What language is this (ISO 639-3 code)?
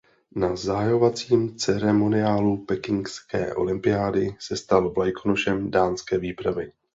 ces